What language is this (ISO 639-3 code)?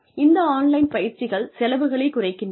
tam